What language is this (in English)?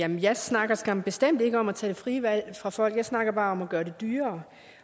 Danish